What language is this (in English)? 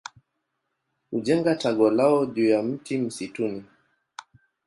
Swahili